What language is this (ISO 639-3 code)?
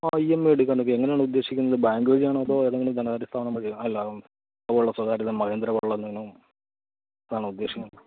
mal